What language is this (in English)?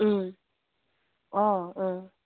Manipuri